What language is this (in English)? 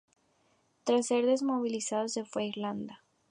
Spanish